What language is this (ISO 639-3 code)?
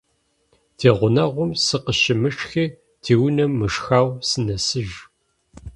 kbd